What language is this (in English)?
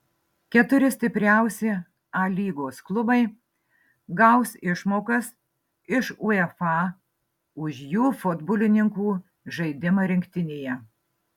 Lithuanian